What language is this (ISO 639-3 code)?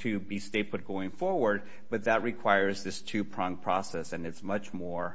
eng